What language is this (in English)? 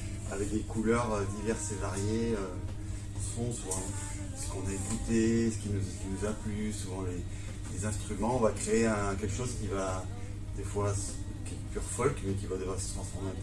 French